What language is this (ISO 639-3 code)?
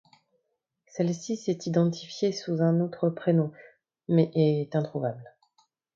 fra